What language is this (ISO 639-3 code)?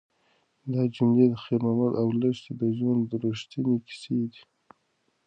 pus